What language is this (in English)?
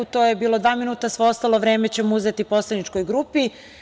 Serbian